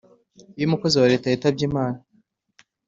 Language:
Kinyarwanda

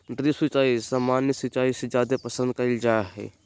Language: Magahi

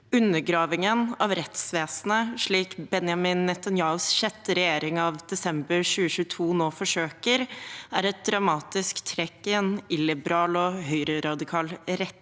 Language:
Norwegian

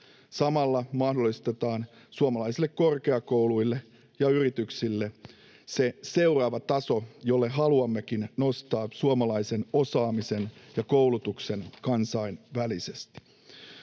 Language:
Finnish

